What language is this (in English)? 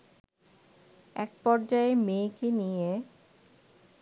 Bangla